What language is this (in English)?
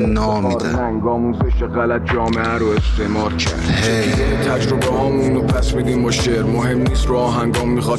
Persian